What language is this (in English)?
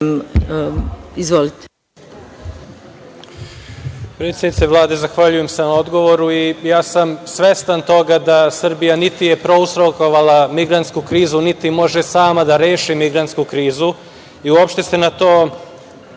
Serbian